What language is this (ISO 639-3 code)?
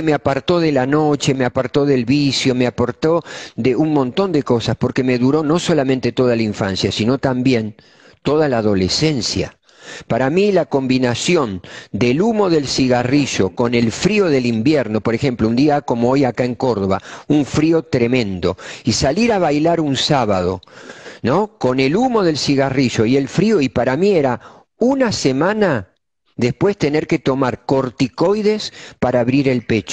spa